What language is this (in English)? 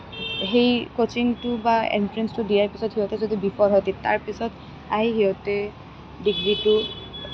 Assamese